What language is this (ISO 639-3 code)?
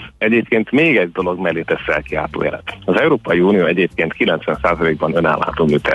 hun